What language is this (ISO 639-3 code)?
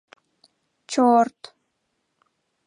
chm